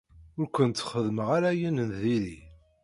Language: Kabyle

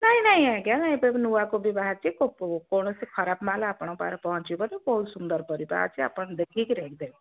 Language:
Odia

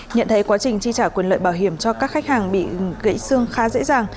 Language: Vietnamese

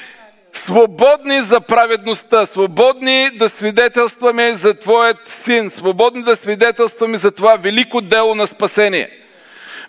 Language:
Bulgarian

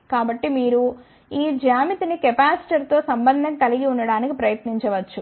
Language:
Telugu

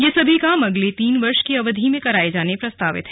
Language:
Hindi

